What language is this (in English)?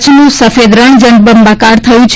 Gujarati